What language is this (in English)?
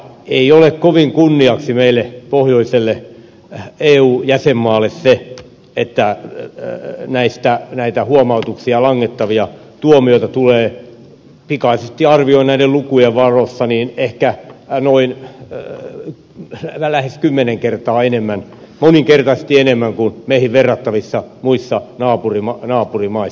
Finnish